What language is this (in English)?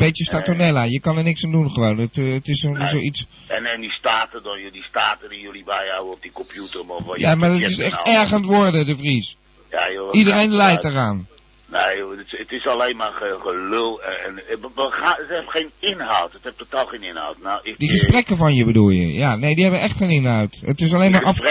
Dutch